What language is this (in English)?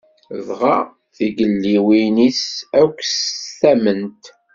Kabyle